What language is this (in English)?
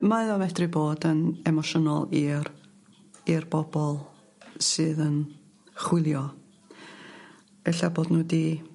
Welsh